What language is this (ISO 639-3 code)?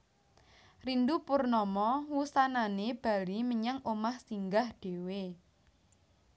jav